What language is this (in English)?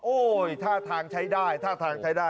Thai